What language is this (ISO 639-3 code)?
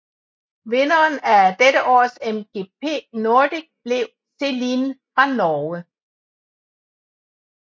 dan